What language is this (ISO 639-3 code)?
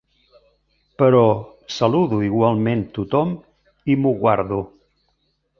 cat